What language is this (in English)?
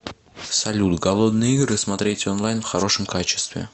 Russian